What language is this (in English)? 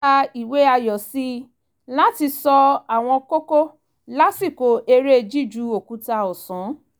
Yoruba